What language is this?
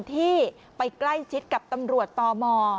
Thai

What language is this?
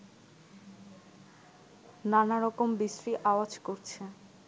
Bangla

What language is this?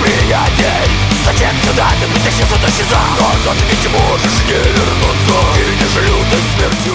Russian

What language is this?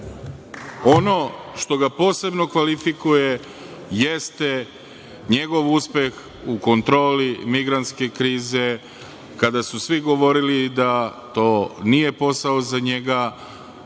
Serbian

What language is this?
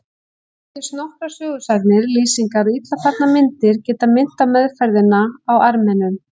Icelandic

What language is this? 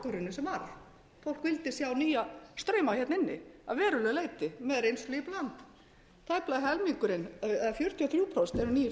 Icelandic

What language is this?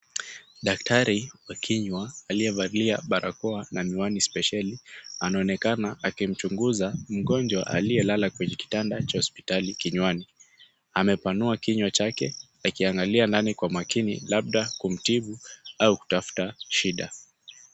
Swahili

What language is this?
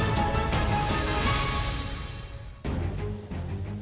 Indonesian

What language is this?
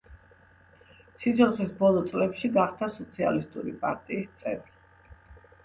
Georgian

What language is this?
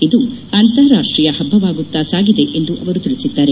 Kannada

